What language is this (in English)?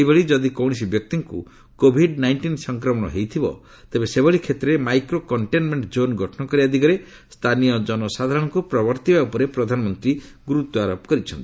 Odia